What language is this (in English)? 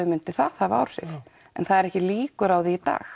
Icelandic